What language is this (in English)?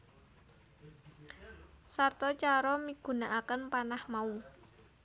Javanese